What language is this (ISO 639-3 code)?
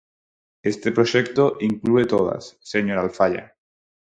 glg